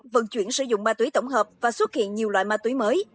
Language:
Vietnamese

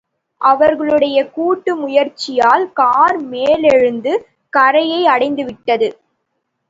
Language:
Tamil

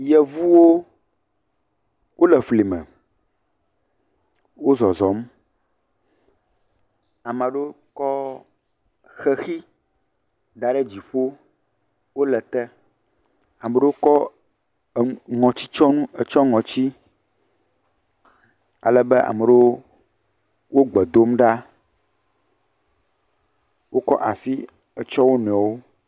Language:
Ewe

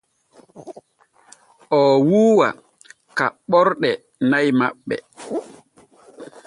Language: Borgu Fulfulde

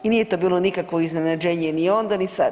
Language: Croatian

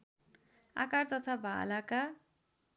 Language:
Nepali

